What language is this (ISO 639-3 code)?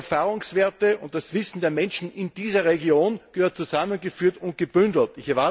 deu